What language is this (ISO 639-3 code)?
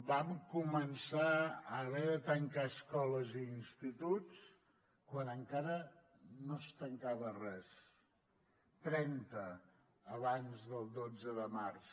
cat